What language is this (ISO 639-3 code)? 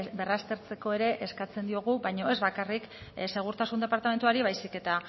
eus